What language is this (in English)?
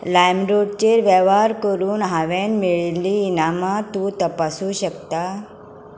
Konkani